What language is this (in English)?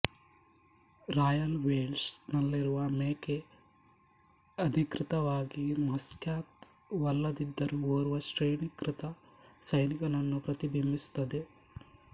Kannada